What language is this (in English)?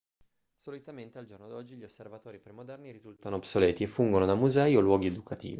Italian